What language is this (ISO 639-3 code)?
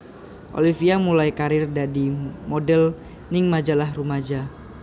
jav